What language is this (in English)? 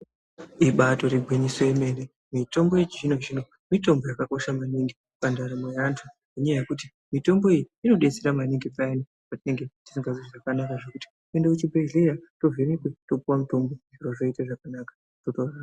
Ndau